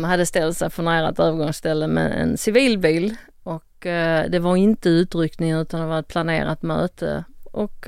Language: Swedish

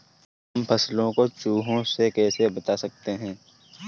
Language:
Hindi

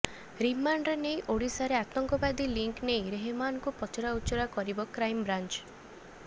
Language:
Odia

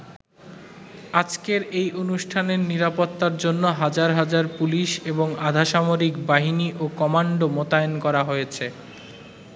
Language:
Bangla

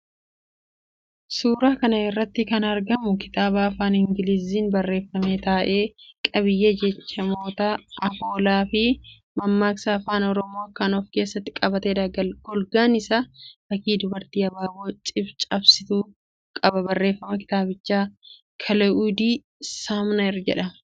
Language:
Oromo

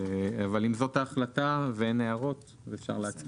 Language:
Hebrew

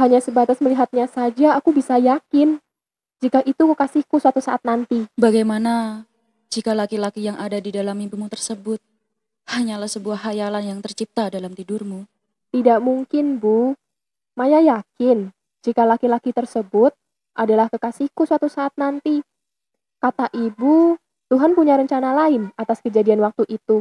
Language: Indonesian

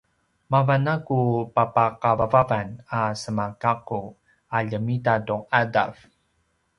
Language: Paiwan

